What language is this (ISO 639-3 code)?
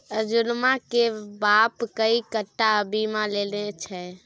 mai